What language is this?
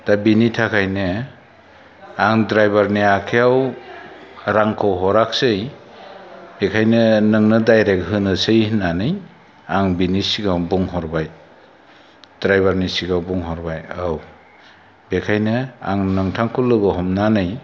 Bodo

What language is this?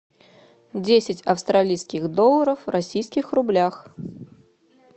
Russian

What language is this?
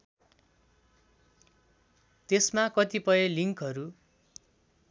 Nepali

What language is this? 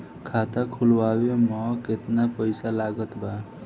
Bhojpuri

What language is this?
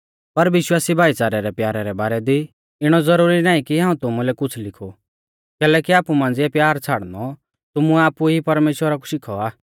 Mahasu Pahari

